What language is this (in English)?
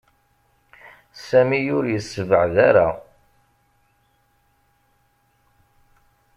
Kabyle